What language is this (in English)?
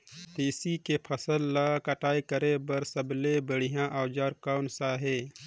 Chhattisgarhi